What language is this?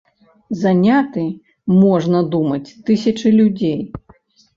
Belarusian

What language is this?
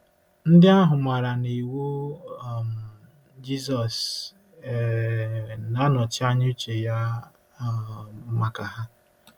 Igbo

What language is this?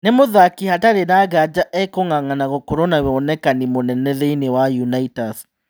Kikuyu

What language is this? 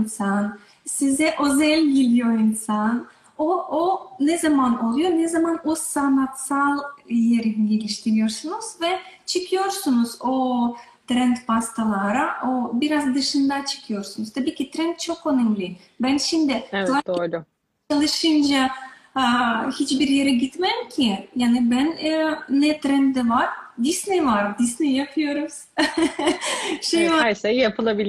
Turkish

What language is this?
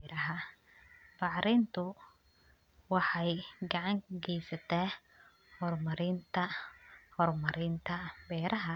Somali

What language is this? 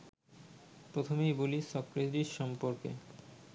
Bangla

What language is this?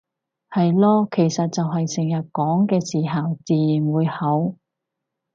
Cantonese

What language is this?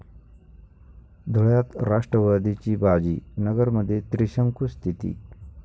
Marathi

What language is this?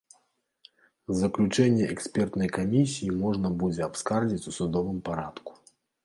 Belarusian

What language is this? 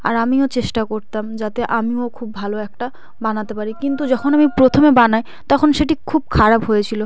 Bangla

